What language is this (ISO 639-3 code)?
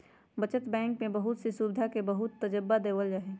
mag